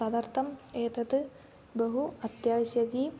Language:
Sanskrit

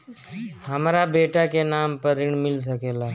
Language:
Bhojpuri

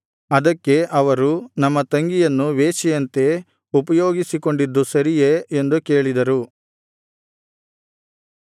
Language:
Kannada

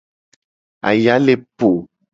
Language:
Gen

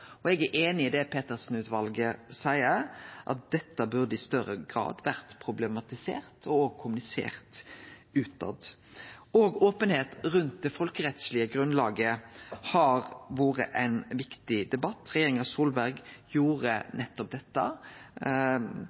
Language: Norwegian Nynorsk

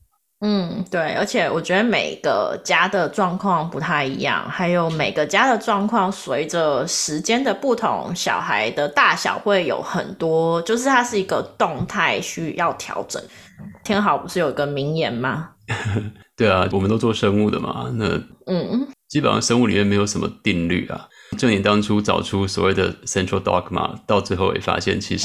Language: Chinese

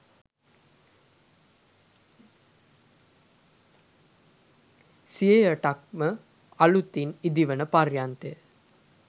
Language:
Sinhala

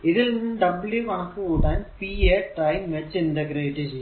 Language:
Malayalam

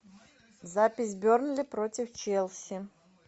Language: Russian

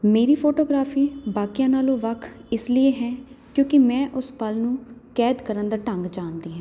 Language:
Punjabi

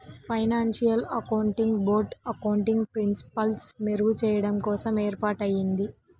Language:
Telugu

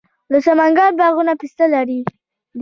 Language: Pashto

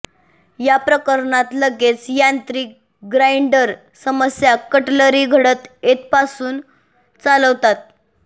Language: Marathi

